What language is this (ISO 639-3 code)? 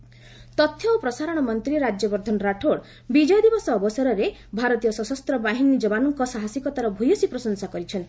ori